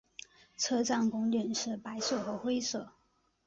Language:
Chinese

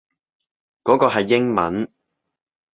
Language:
Cantonese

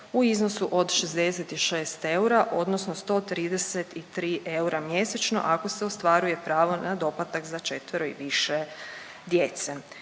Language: Croatian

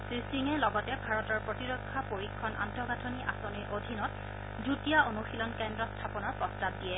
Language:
Assamese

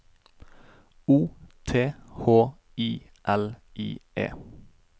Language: Norwegian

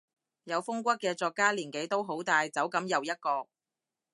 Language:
Cantonese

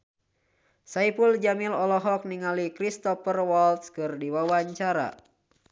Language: Sundanese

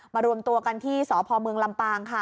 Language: Thai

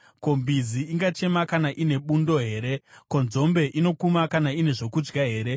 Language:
Shona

